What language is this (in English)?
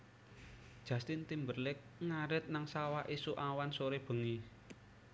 Javanese